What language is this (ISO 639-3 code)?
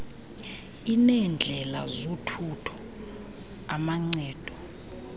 xho